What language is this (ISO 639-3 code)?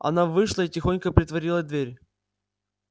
rus